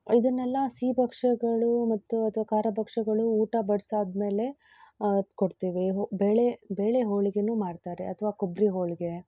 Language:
Kannada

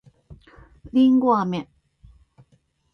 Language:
Japanese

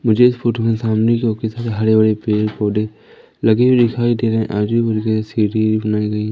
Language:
Hindi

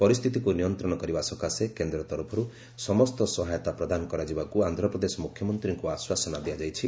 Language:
Odia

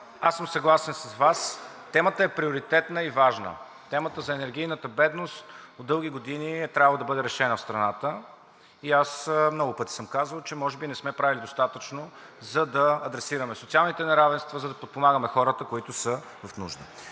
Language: Bulgarian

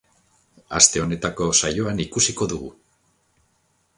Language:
Basque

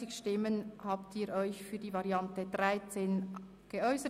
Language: Swiss German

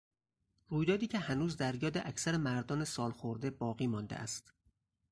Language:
Persian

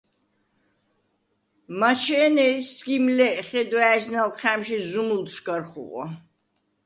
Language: Svan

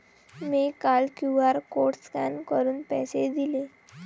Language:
Marathi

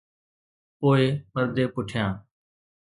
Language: Sindhi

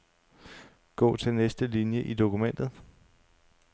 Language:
Danish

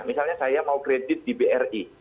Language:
Indonesian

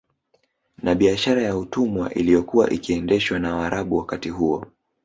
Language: Swahili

